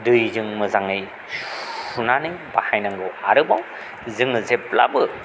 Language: Bodo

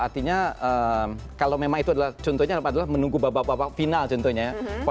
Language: Indonesian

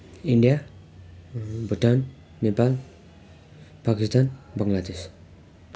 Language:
Nepali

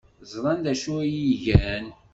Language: Kabyle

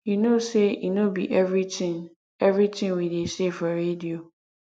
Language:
Nigerian Pidgin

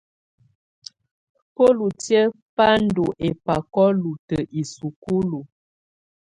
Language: Tunen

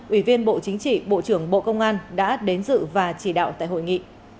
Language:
Vietnamese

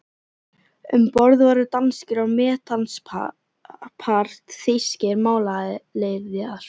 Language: Icelandic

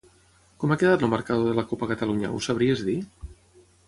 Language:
Catalan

